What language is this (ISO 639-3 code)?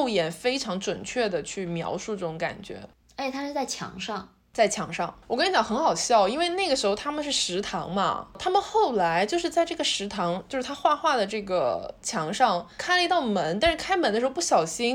zho